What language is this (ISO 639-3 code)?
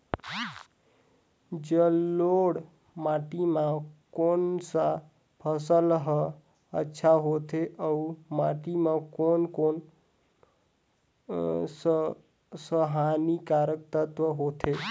hne